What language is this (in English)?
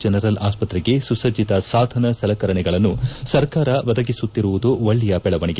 Kannada